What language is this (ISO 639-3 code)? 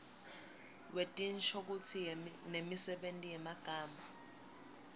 ssw